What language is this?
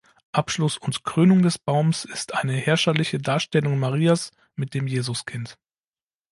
German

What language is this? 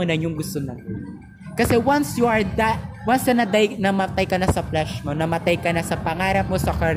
Filipino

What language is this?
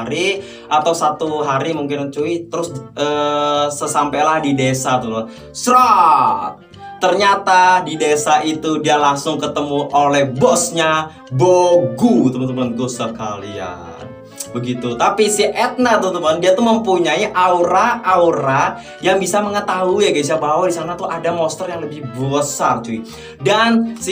Indonesian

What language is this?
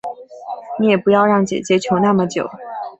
Chinese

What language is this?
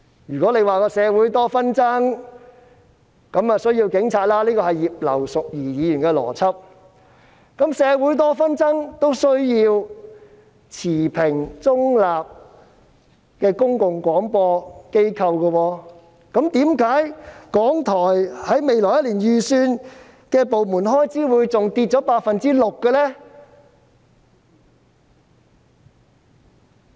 Cantonese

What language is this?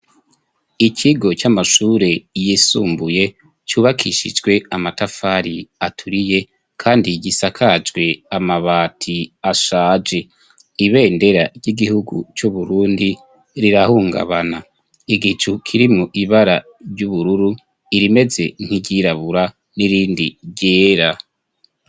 Rundi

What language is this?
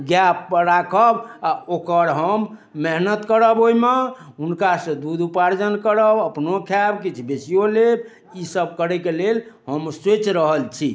Maithili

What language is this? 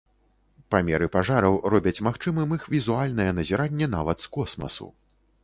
Belarusian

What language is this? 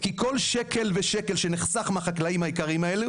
Hebrew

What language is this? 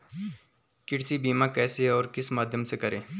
Hindi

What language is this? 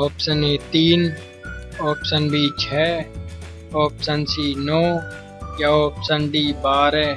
Hindi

